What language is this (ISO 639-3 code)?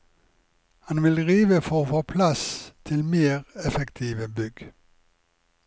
nor